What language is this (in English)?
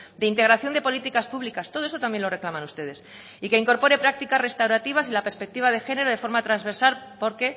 Spanish